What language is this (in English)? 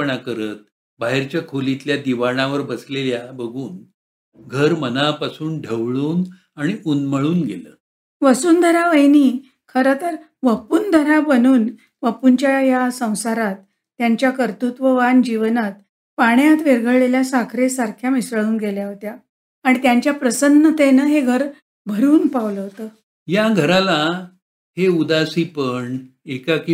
Marathi